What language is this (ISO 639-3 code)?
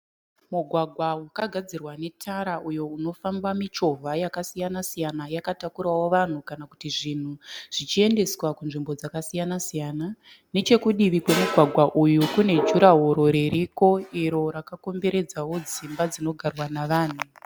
sna